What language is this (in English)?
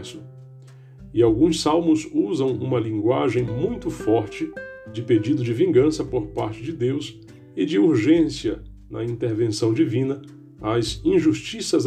Portuguese